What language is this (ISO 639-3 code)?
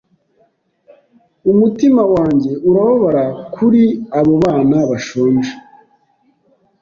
kin